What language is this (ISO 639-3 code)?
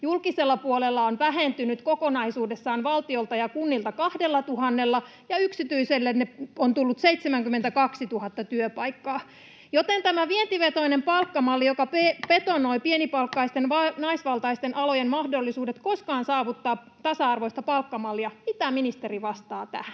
fin